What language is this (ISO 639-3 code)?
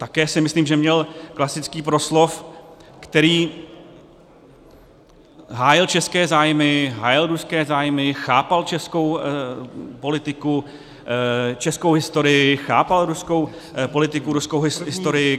ces